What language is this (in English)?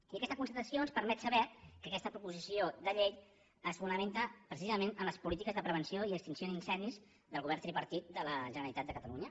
Catalan